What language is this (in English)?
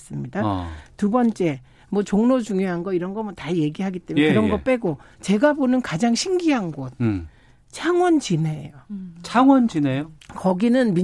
Korean